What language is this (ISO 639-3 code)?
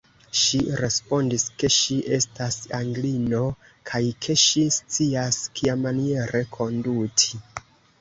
epo